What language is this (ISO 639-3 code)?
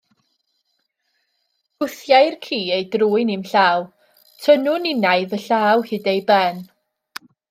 cym